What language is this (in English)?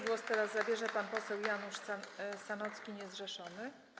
Polish